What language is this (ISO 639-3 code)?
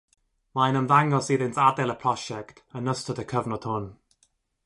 cym